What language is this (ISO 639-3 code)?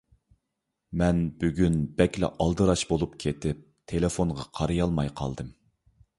uig